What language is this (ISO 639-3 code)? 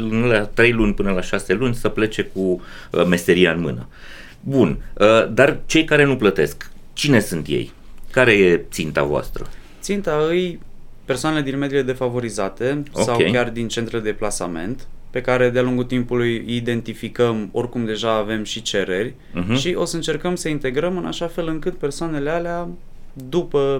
ron